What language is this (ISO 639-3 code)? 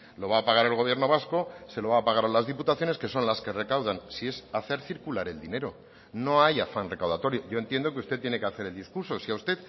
spa